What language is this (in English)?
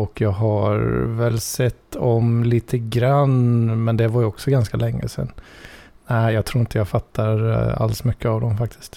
Swedish